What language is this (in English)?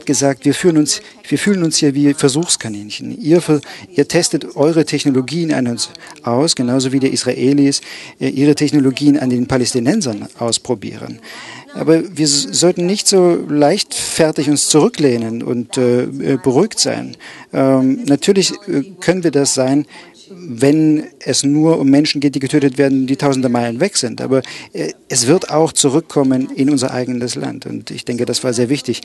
German